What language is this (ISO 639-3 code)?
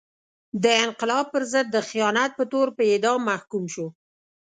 pus